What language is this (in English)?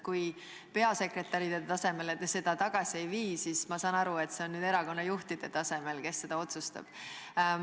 Estonian